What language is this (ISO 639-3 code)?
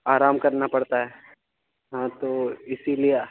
urd